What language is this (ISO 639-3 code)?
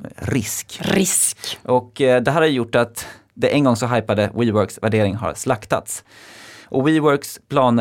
swe